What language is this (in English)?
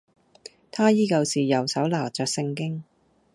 Cantonese